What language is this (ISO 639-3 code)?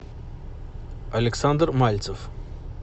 rus